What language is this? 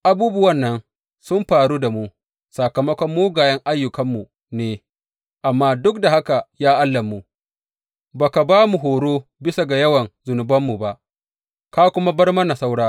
Hausa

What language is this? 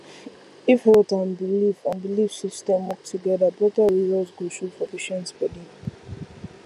Nigerian Pidgin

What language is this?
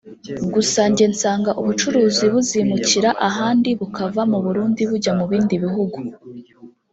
Kinyarwanda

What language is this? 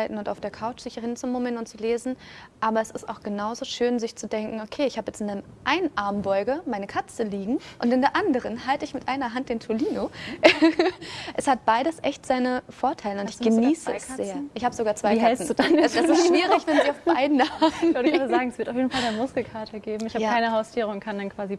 German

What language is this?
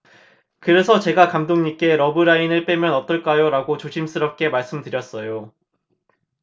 Korean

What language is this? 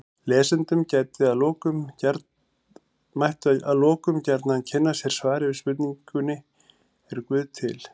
Icelandic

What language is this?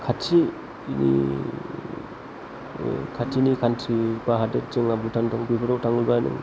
Bodo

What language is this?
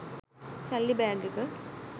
Sinhala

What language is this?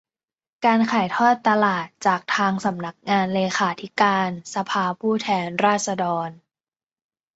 Thai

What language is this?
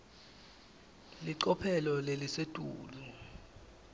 Swati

